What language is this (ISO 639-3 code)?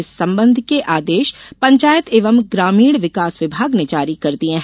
hin